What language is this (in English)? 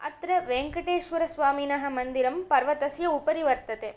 Sanskrit